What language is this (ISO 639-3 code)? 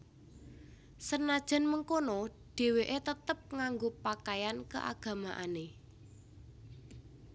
jav